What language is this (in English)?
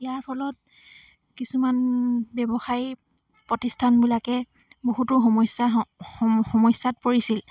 Assamese